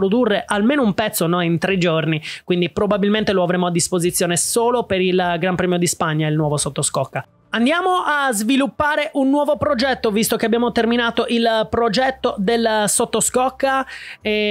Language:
Italian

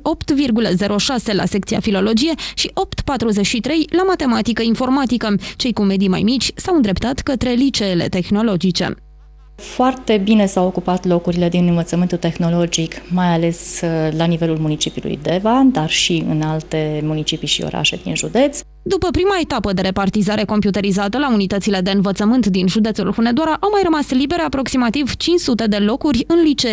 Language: Romanian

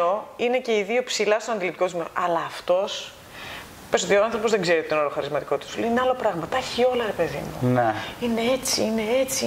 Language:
Greek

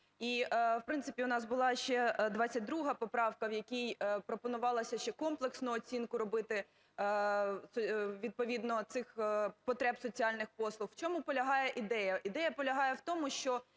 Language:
Ukrainian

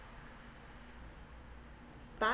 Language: English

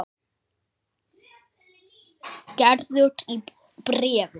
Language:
Icelandic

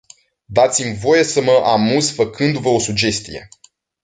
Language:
Romanian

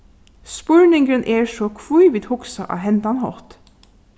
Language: Faroese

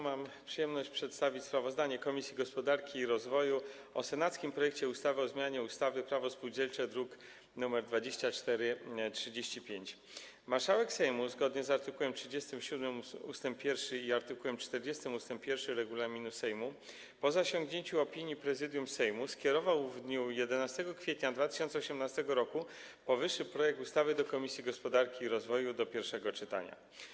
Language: Polish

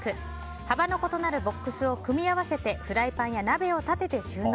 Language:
Japanese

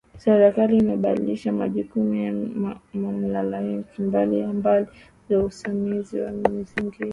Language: Swahili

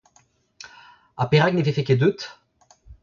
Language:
Breton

